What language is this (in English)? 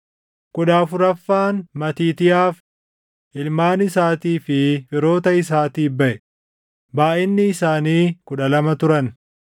Oromo